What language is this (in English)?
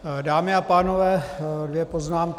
Czech